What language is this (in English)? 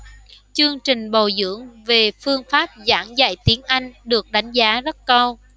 Vietnamese